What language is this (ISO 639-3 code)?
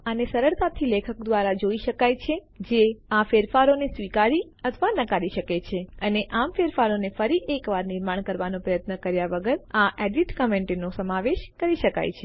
guj